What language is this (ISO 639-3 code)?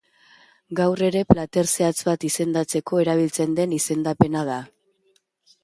eus